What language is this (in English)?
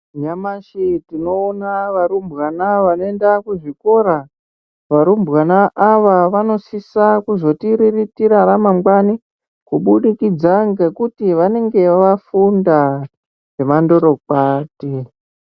Ndau